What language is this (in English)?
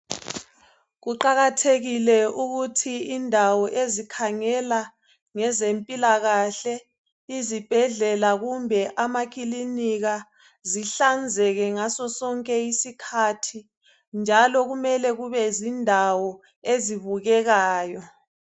North Ndebele